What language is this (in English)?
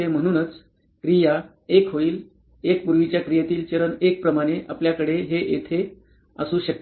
Marathi